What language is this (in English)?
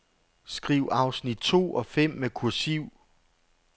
Danish